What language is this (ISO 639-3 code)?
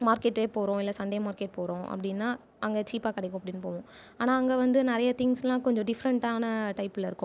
tam